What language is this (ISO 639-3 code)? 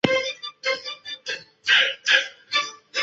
zho